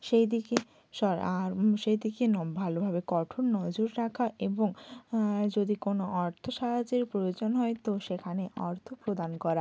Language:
Bangla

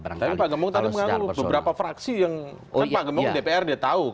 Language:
Indonesian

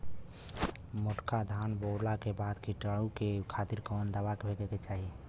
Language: Bhojpuri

